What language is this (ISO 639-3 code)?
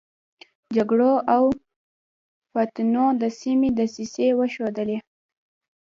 pus